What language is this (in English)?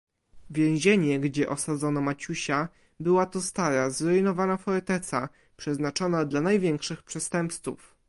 Polish